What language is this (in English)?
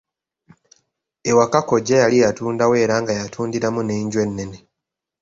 Ganda